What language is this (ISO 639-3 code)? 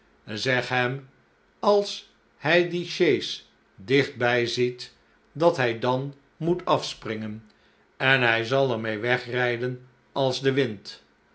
nld